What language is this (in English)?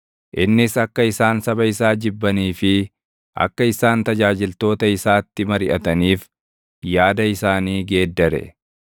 Oromo